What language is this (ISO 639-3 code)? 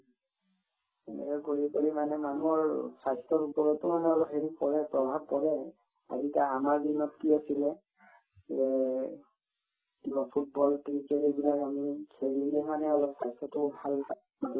asm